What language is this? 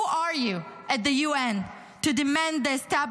Hebrew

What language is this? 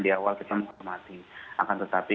Indonesian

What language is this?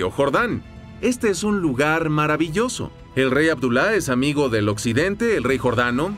Spanish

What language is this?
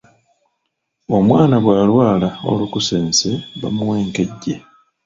Ganda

